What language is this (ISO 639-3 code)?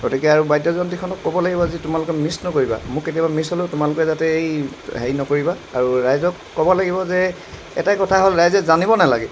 asm